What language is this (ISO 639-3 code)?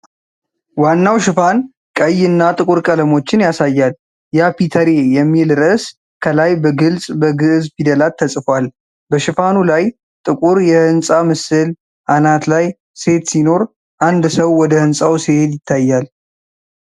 amh